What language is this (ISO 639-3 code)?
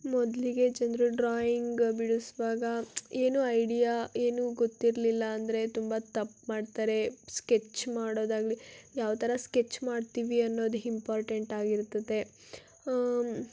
kan